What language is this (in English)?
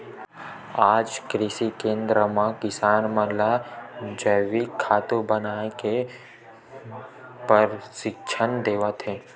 Chhattisgarhi